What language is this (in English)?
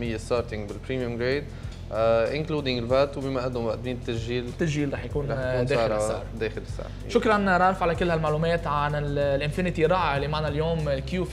Arabic